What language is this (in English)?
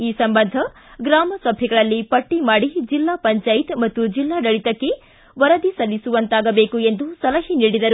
Kannada